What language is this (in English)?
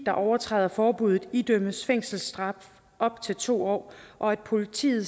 Danish